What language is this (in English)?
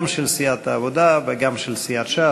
Hebrew